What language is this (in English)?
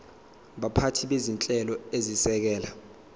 Zulu